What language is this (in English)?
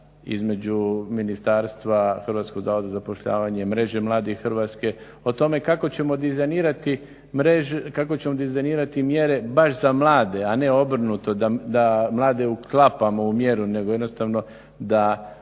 Croatian